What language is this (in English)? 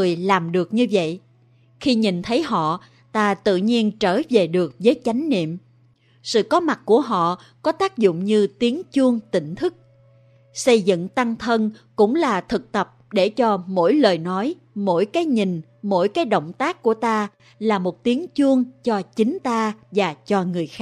Vietnamese